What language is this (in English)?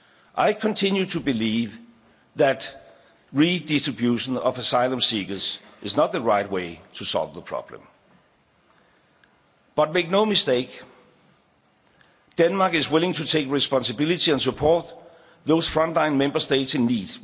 English